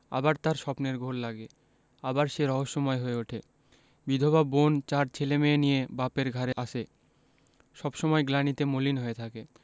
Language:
Bangla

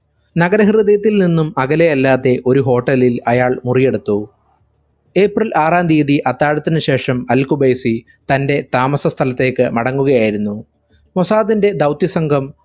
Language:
Malayalam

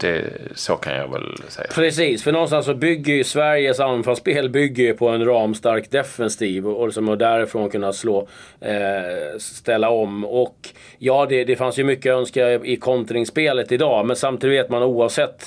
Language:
Swedish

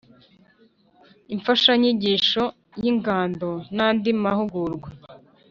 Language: Kinyarwanda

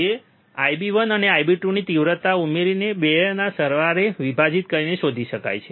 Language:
Gujarati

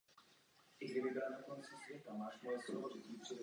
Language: Czech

